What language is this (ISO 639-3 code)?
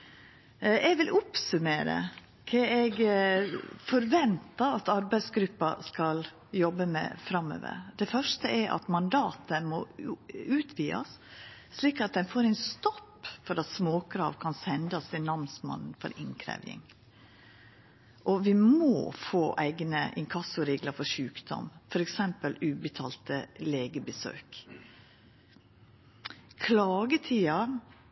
nno